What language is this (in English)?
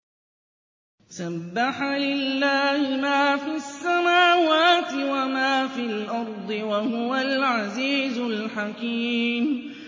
Arabic